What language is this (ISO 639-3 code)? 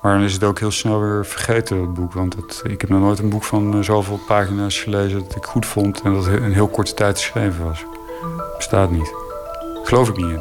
nld